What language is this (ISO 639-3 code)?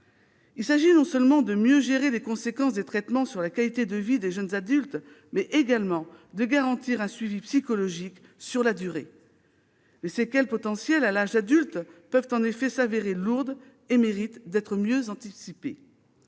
fra